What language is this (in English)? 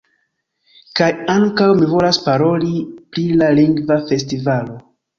Esperanto